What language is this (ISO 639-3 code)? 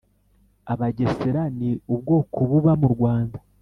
kin